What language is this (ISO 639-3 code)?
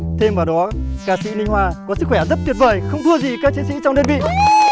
vie